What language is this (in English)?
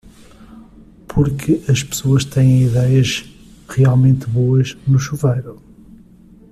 Portuguese